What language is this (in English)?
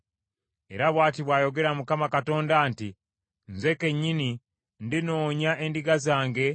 Ganda